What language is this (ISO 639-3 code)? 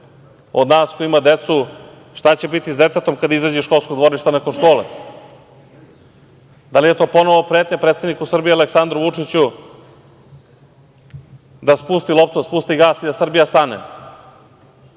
srp